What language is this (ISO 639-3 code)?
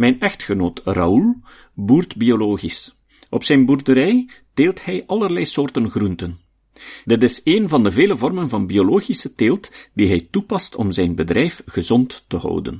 nld